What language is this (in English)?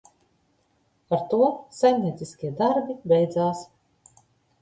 Latvian